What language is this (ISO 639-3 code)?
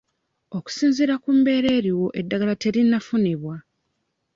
lug